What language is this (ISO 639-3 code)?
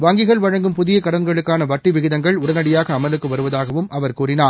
tam